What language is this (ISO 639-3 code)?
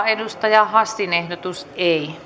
fin